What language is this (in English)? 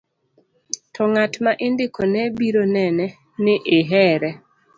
Luo (Kenya and Tanzania)